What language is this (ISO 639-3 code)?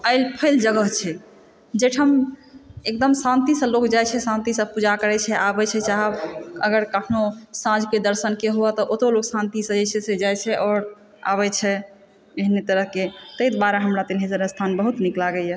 mai